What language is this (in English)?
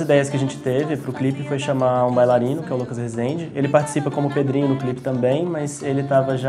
Portuguese